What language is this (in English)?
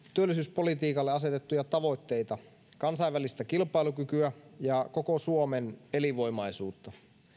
Finnish